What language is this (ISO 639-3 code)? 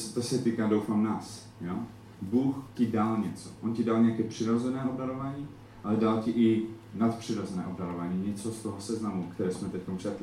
ces